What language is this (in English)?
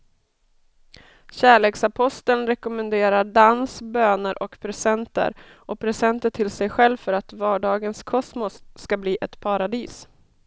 Swedish